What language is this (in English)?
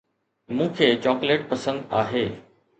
Sindhi